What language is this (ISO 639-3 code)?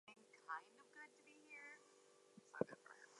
eng